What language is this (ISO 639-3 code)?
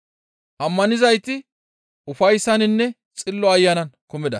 gmv